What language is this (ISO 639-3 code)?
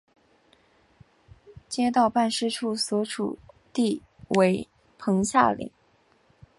zho